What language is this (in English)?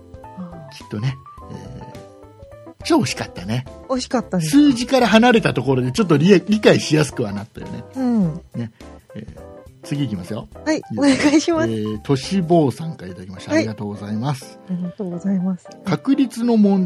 Japanese